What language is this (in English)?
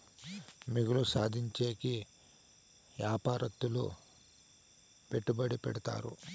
Telugu